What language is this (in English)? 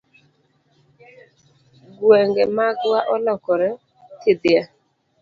Luo (Kenya and Tanzania)